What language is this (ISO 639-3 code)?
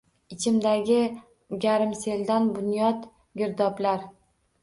uzb